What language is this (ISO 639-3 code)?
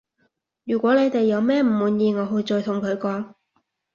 yue